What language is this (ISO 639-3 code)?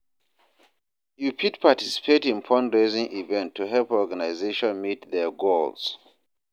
pcm